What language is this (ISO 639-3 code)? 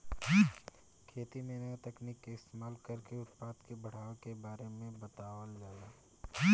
bho